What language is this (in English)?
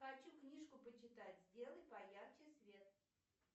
Russian